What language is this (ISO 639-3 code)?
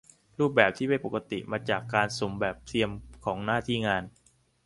tha